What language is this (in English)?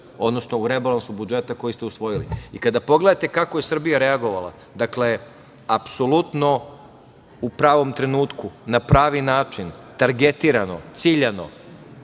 Serbian